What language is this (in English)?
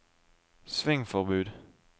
Norwegian